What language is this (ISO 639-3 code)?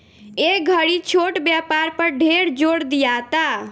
bho